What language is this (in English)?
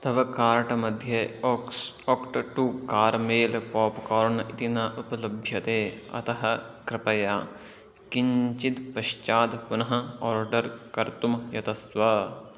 Sanskrit